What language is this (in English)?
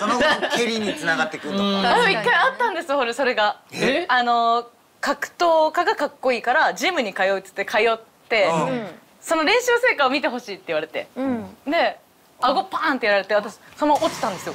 Japanese